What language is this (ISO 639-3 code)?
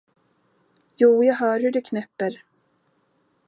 swe